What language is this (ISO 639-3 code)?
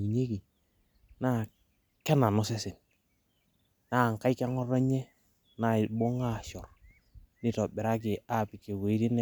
mas